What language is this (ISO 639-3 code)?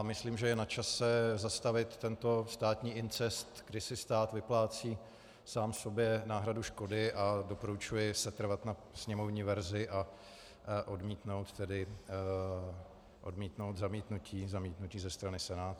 ces